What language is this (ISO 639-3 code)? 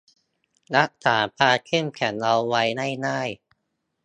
tha